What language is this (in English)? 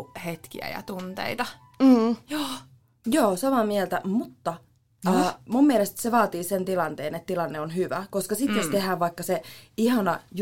Finnish